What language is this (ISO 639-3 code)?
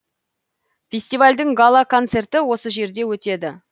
kaz